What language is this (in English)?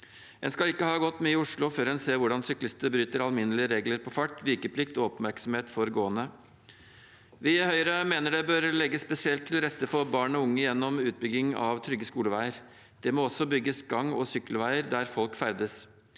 Norwegian